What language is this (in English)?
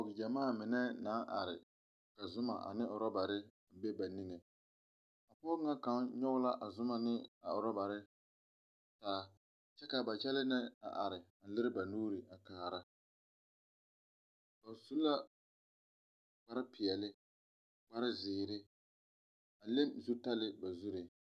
Southern Dagaare